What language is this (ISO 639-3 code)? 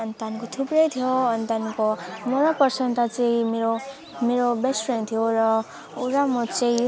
nep